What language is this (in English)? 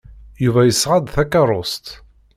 Kabyle